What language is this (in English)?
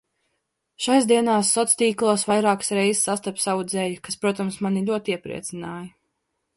Latvian